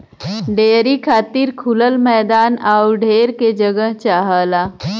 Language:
Bhojpuri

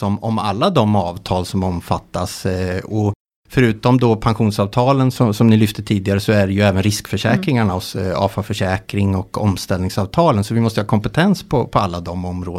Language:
Swedish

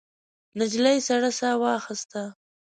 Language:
Pashto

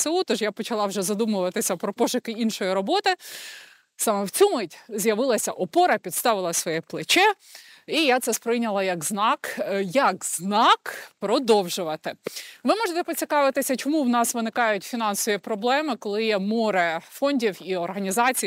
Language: Ukrainian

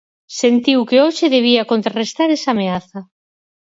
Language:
Galician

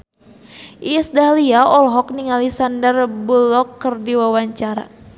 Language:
Sundanese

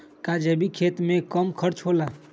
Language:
Magahi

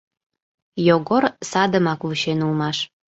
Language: Mari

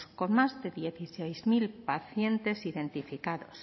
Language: Spanish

